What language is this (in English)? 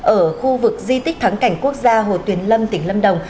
Vietnamese